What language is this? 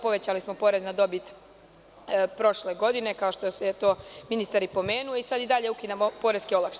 Serbian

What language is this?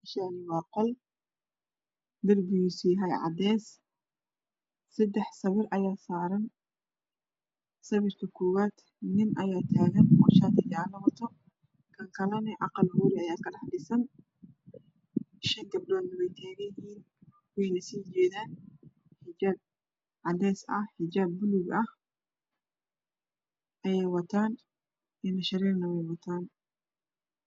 Somali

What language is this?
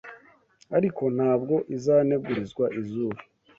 Kinyarwanda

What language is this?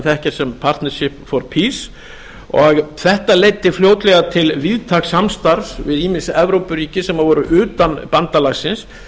Icelandic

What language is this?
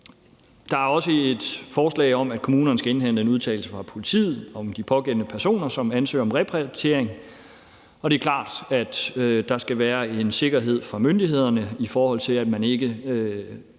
Danish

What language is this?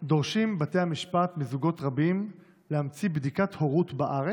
Hebrew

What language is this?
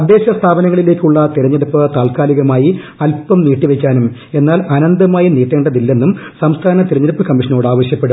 Malayalam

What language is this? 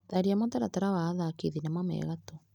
Kikuyu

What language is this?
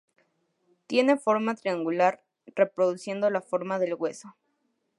Spanish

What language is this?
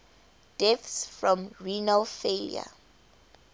English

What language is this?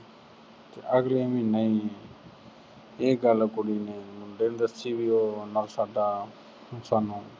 Punjabi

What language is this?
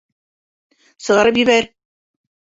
Bashkir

